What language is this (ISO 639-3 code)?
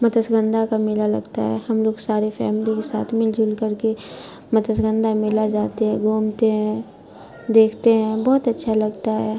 urd